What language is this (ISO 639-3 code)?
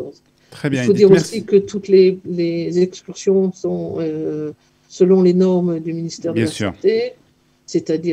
fra